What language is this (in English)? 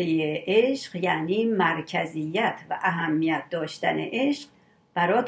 Persian